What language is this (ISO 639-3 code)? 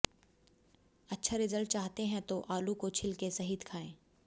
hin